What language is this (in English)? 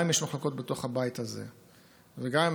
Hebrew